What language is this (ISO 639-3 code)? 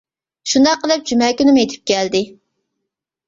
uig